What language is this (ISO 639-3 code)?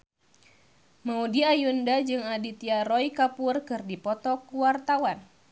sun